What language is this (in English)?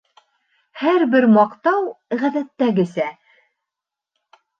Bashkir